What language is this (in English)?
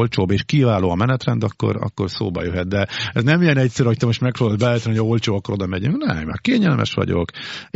Hungarian